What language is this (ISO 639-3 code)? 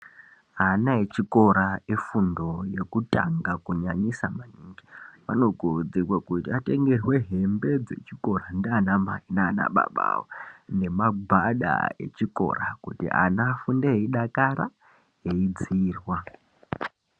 ndc